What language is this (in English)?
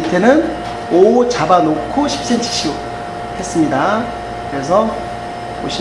Korean